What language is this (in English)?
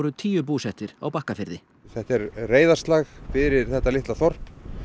Icelandic